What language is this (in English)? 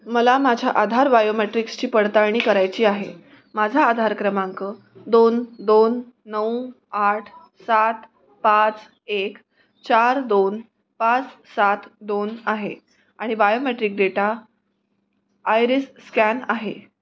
Marathi